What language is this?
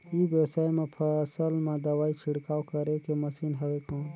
Chhattisgarhi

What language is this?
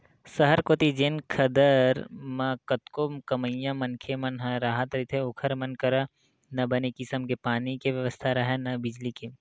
Chhattisgarhi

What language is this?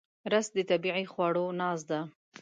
Pashto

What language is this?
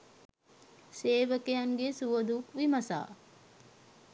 Sinhala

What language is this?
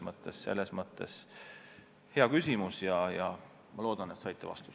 Estonian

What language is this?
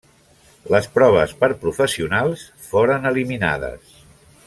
Catalan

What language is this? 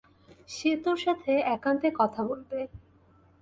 Bangla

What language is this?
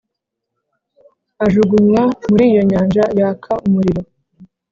Kinyarwanda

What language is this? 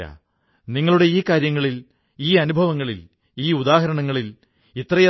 Malayalam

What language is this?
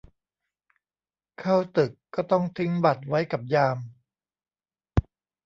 Thai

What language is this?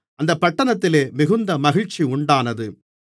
Tamil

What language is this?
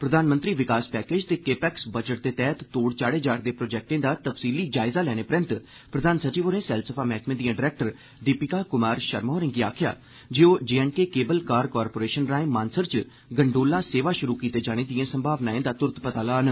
Dogri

